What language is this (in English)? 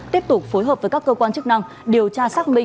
Vietnamese